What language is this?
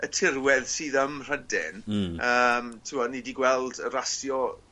Welsh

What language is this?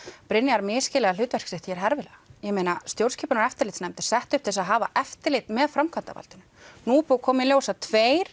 Icelandic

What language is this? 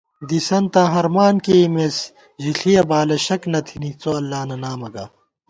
Gawar-Bati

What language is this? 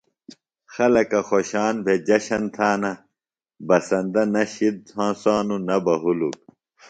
Phalura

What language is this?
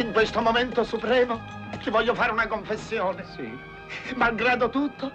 Italian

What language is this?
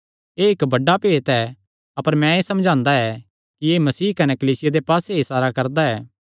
Kangri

